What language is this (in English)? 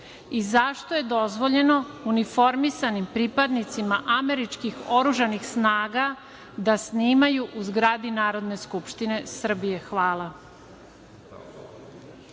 Serbian